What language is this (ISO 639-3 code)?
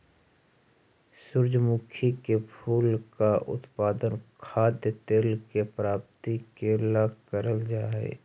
mag